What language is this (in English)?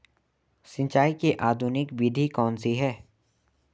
Hindi